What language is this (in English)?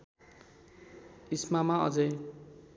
Nepali